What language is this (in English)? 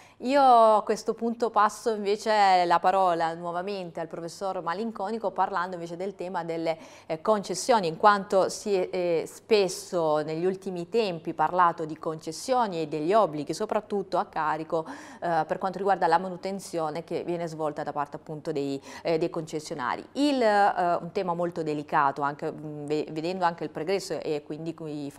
Italian